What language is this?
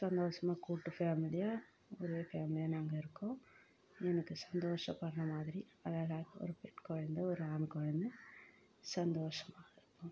Tamil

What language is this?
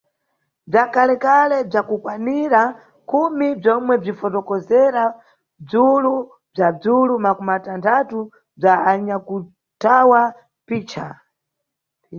Nyungwe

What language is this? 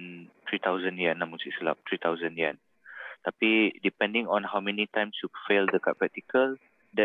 Malay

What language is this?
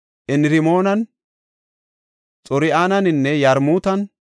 Gofa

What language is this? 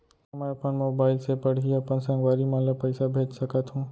Chhattisgarhi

